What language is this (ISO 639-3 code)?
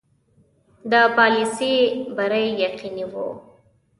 pus